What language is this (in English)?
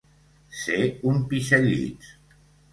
Catalan